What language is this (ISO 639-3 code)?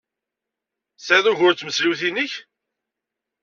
kab